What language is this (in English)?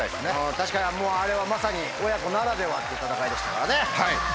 Japanese